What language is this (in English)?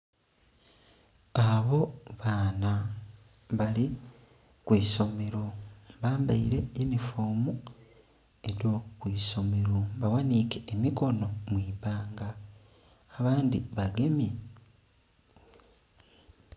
Soga